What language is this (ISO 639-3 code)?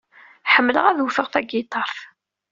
kab